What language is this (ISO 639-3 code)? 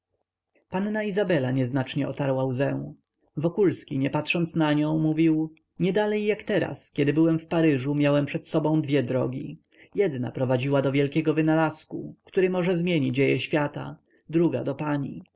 pol